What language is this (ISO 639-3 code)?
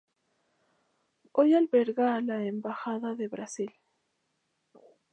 spa